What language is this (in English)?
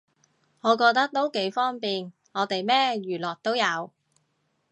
Cantonese